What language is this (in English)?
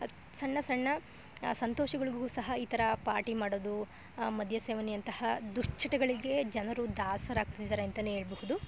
Kannada